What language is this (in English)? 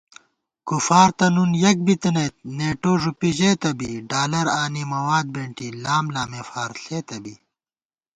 Gawar-Bati